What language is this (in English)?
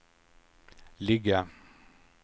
Swedish